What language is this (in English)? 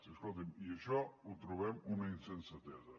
Catalan